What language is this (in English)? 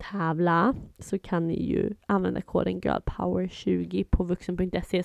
Swedish